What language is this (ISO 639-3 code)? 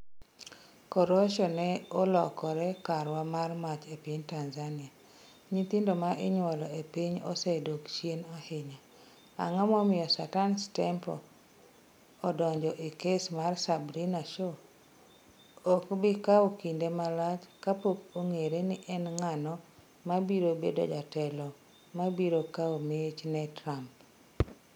luo